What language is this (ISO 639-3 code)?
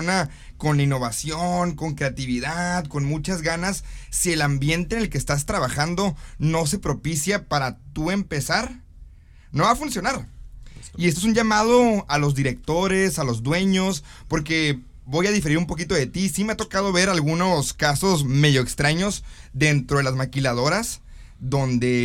spa